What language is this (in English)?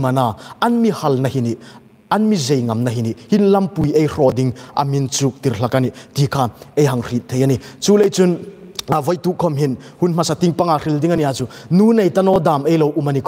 Thai